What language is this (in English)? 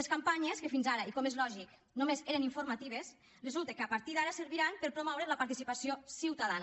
Catalan